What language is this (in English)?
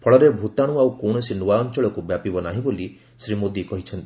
Odia